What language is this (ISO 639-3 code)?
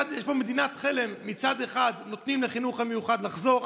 heb